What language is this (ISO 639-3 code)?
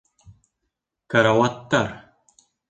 bak